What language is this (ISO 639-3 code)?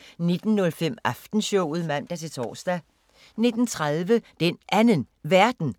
dan